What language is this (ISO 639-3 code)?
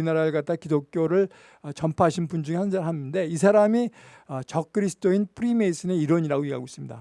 kor